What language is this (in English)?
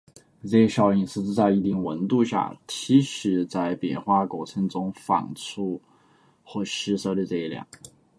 Chinese